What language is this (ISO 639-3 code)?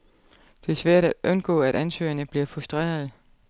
dan